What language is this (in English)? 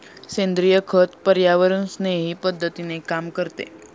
Marathi